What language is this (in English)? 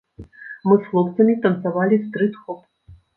Belarusian